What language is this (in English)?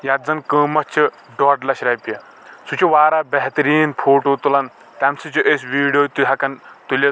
Kashmiri